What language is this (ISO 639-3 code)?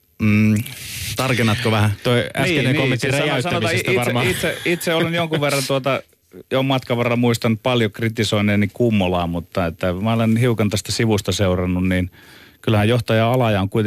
fin